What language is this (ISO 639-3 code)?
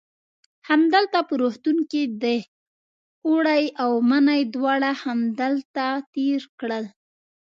pus